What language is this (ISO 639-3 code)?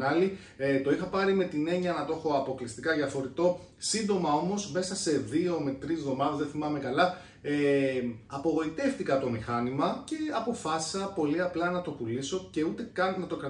ell